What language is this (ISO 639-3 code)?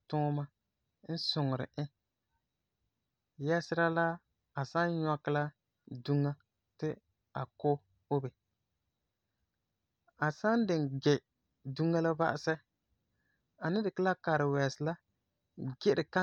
gur